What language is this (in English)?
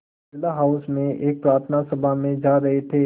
Hindi